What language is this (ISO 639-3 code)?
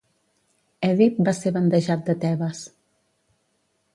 cat